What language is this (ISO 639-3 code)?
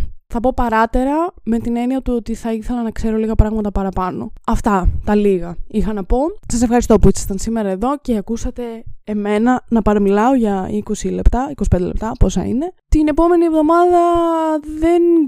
ell